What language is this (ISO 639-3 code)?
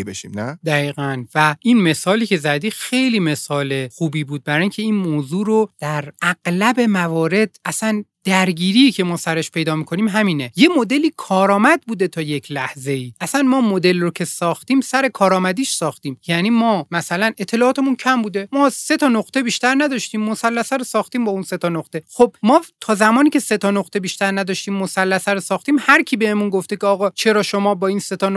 fas